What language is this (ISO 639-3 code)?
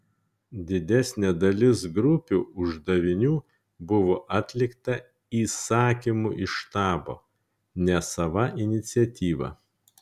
lit